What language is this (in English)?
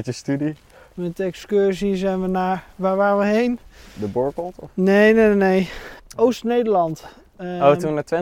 Dutch